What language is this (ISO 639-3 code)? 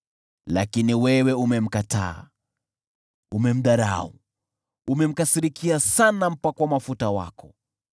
swa